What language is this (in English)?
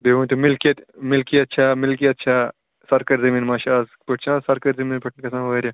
Kashmiri